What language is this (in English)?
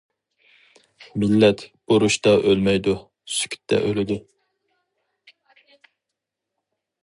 Uyghur